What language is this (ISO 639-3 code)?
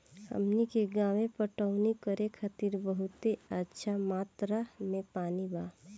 bho